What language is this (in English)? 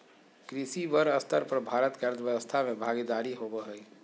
Magahi